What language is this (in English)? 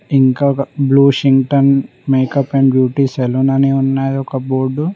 Telugu